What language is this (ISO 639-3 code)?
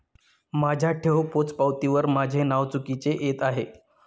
mar